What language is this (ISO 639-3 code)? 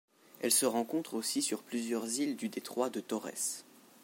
fra